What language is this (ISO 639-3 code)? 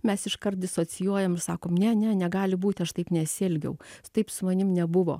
lit